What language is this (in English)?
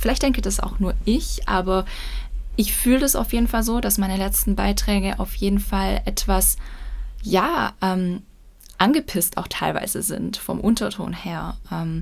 German